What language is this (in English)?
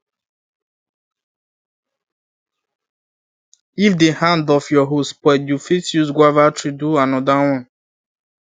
Nigerian Pidgin